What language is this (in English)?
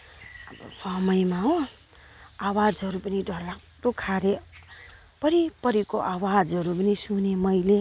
Nepali